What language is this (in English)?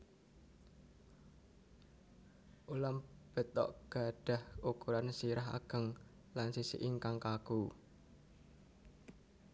Javanese